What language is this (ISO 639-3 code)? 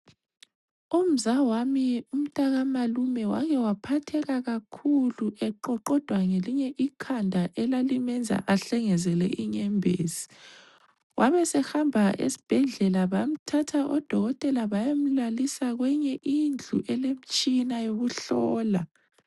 nde